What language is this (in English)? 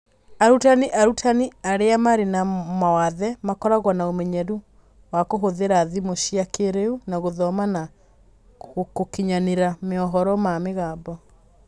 Kikuyu